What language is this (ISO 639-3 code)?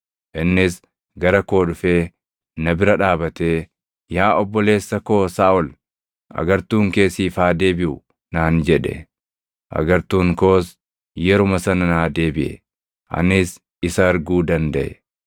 orm